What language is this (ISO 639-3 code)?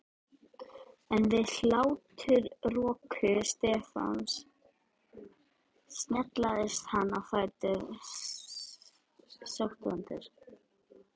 isl